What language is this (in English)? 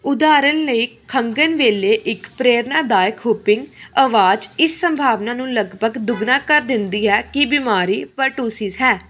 Punjabi